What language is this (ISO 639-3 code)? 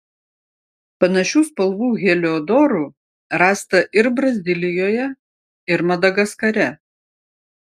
lit